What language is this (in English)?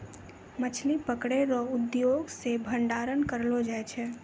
Maithili